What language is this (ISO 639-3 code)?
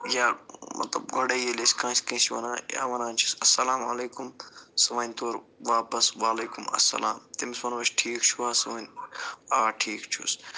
kas